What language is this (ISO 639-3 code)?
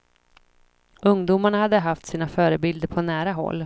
swe